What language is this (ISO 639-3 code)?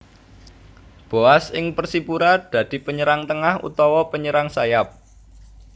jav